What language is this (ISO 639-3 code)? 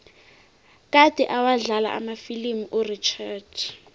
nbl